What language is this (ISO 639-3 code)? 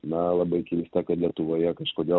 lit